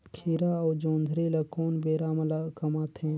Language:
Chhattisgarhi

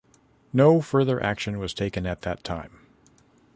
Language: English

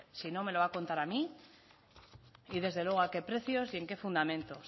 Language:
Spanish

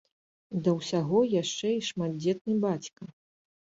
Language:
Belarusian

